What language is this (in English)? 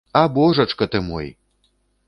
Belarusian